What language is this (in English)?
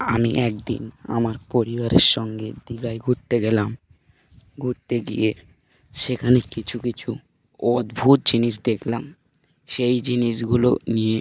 Bangla